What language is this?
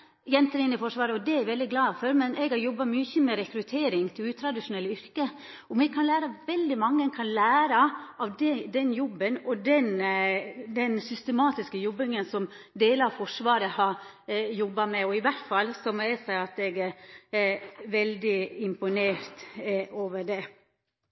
Norwegian Nynorsk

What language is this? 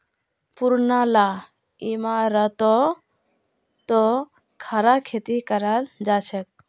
Magahi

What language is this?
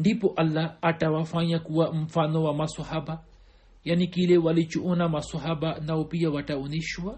Swahili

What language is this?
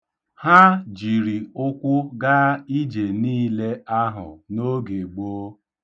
Igbo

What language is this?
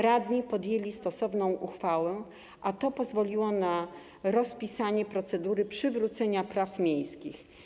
Polish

